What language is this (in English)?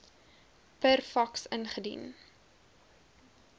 Afrikaans